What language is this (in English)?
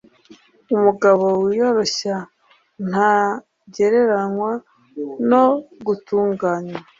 Kinyarwanda